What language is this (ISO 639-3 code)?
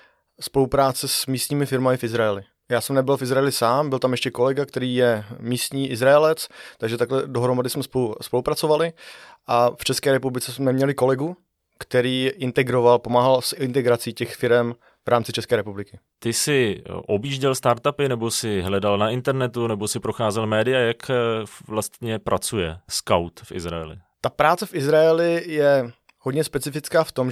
ces